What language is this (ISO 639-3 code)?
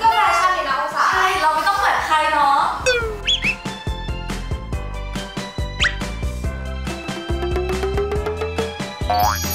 tha